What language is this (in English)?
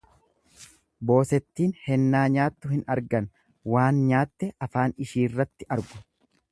Oromo